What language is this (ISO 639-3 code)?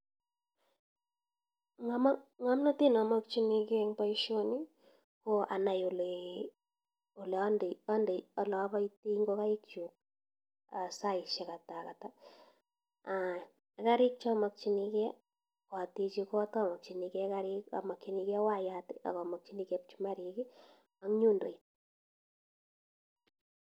kln